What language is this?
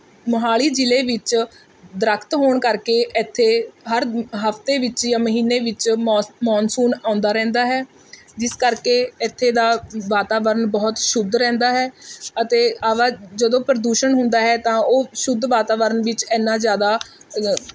Punjabi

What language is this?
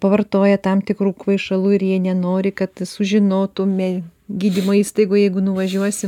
Lithuanian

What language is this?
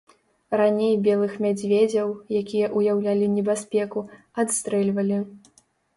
Belarusian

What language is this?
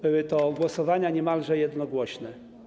Polish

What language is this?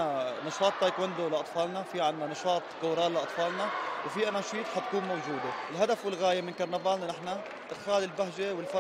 Arabic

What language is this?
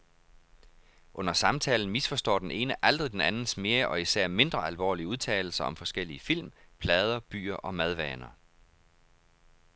Danish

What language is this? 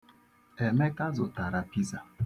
Igbo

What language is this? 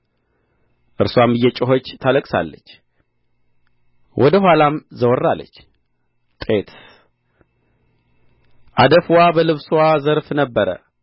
Amharic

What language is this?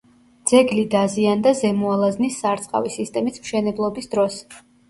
Georgian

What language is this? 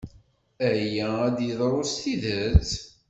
Kabyle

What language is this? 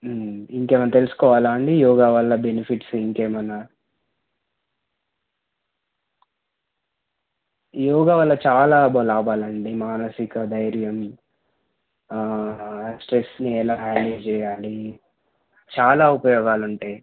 Telugu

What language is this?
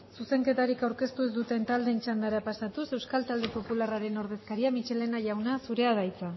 Basque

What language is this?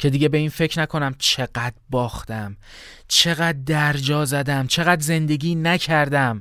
Persian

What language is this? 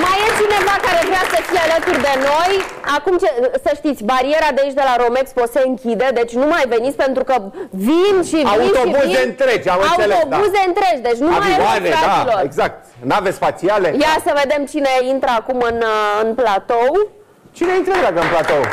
Romanian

